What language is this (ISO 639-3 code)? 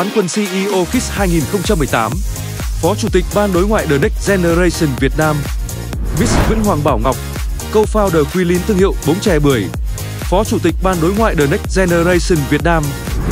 vie